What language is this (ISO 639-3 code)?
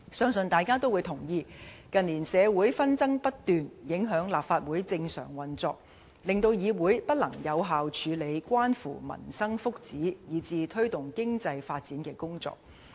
yue